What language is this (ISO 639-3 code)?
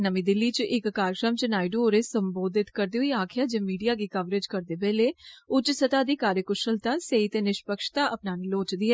doi